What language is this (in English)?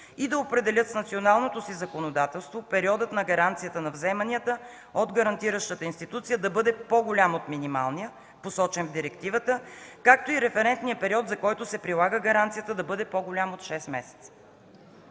Bulgarian